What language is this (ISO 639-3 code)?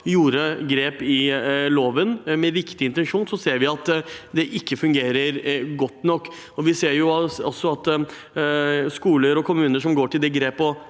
nor